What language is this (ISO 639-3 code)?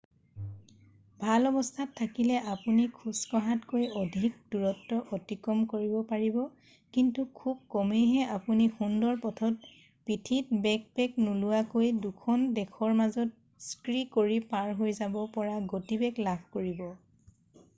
asm